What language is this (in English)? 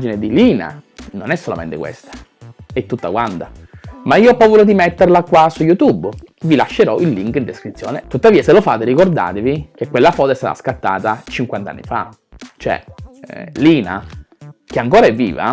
Italian